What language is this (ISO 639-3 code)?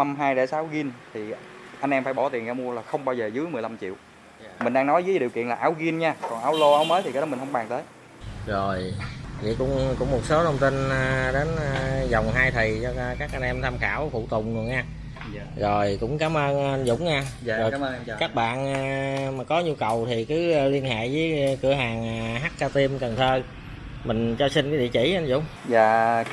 vie